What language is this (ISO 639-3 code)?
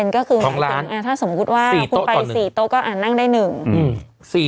tha